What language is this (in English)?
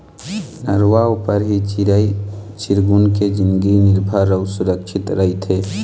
Chhattisgarhi